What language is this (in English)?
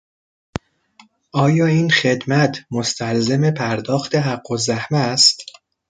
Persian